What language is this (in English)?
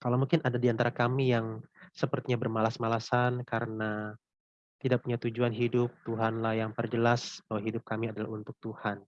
Indonesian